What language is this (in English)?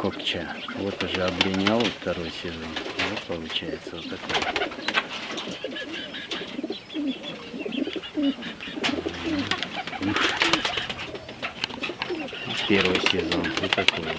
Russian